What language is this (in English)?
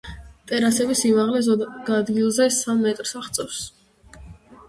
Georgian